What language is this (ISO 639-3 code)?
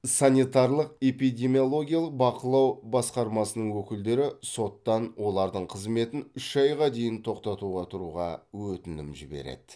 kaz